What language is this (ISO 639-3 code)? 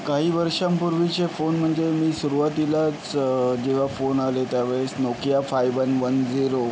mar